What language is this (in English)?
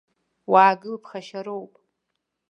Abkhazian